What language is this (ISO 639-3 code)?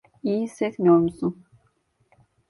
tur